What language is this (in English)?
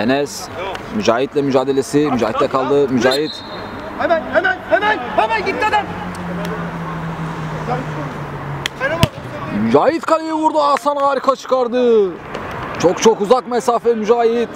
Turkish